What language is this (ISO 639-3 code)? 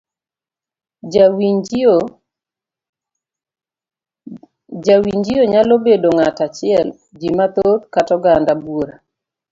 luo